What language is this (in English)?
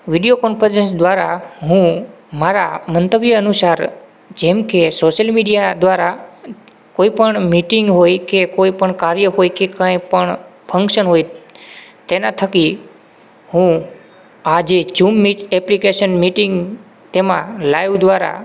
Gujarati